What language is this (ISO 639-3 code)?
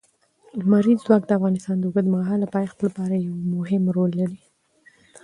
pus